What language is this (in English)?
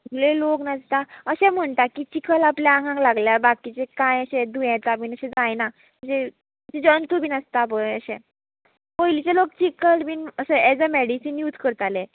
Konkani